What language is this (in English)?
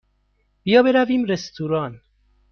Persian